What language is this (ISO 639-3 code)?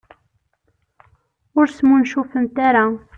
kab